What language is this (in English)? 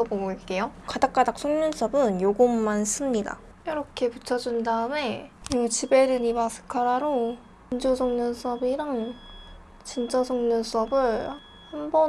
Korean